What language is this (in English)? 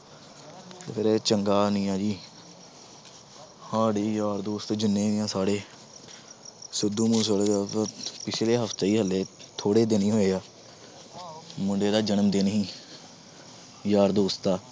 Punjabi